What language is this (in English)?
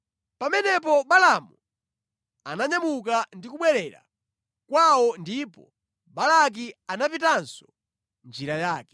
Nyanja